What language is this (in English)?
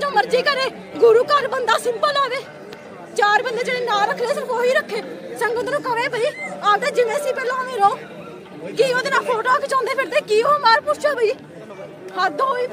Punjabi